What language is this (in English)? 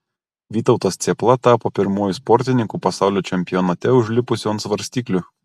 Lithuanian